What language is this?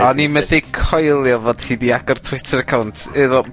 Welsh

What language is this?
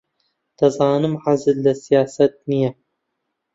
Central Kurdish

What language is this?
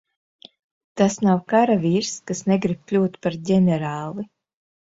Latvian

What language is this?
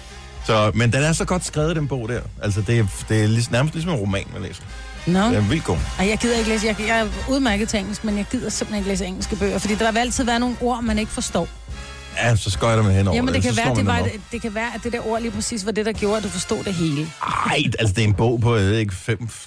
Danish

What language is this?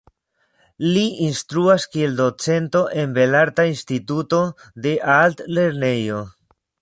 Esperanto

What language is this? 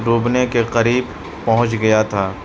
Urdu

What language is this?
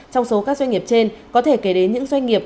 Vietnamese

